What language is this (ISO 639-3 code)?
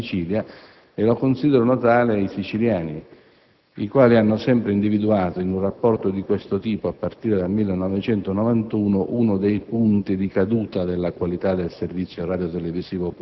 ita